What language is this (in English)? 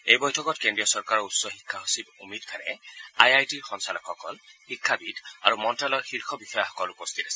Assamese